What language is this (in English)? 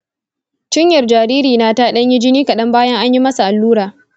Hausa